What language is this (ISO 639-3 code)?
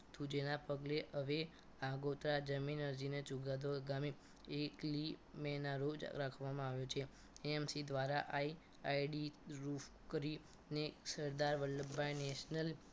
guj